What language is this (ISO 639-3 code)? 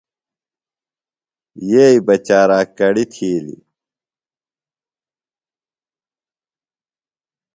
phl